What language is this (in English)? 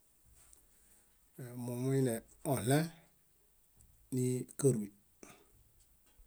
Bayot